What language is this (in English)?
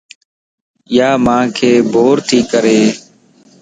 Lasi